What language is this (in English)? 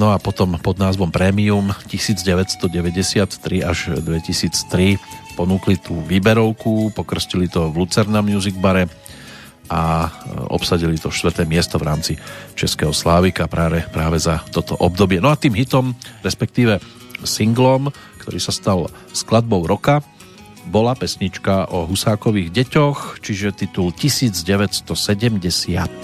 Slovak